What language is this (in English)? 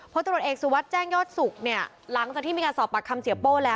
Thai